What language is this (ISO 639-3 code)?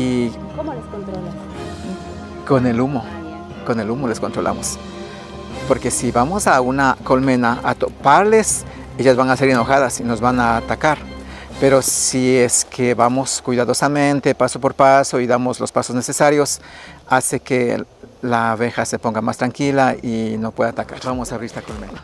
spa